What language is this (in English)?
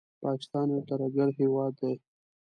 Pashto